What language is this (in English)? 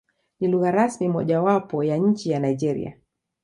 Swahili